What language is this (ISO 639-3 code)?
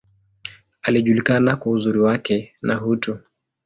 swa